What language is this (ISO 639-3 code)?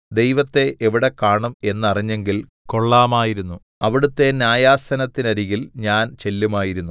mal